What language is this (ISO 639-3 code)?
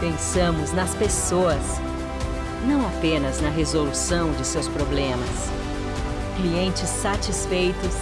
por